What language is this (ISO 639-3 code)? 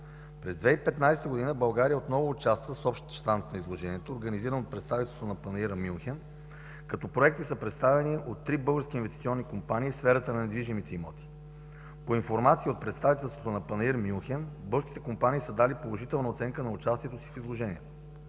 bul